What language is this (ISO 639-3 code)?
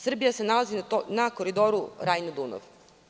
srp